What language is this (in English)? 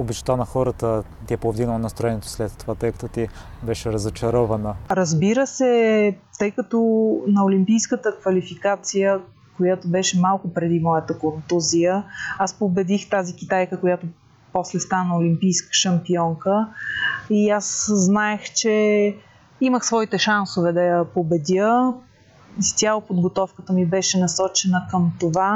Bulgarian